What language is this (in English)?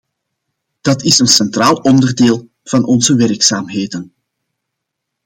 Dutch